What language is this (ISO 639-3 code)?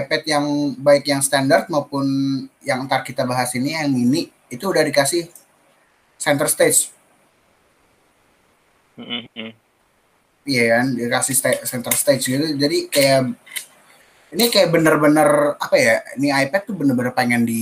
ind